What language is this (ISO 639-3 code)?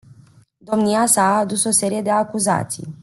ron